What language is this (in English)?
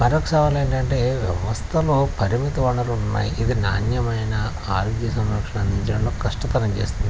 Telugu